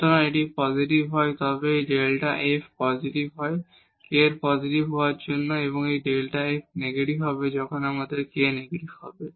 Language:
Bangla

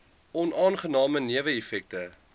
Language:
Afrikaans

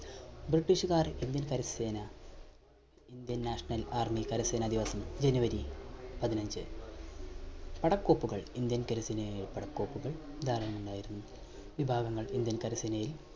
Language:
Malayalam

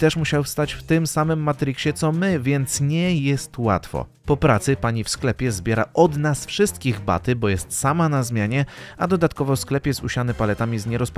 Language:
Polish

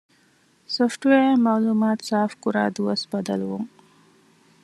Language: Divehi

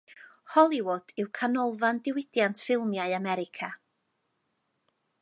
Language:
Welsh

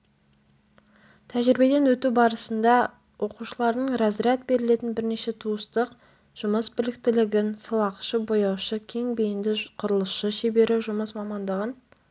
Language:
Kazakh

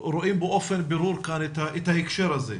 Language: Hebrew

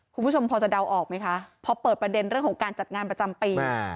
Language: Thai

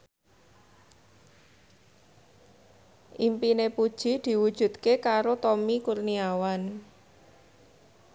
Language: Javanese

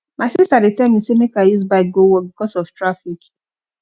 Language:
Nigerian Pidgin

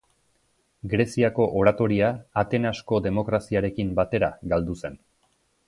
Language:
Basque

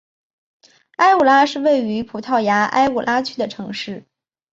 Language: Chinese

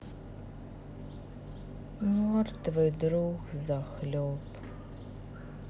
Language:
Russian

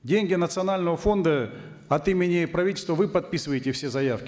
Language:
Kazakh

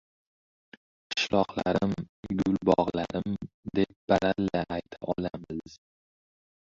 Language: Uzbek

